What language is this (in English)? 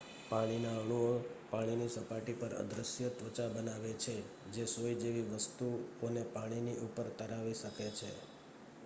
Gujarati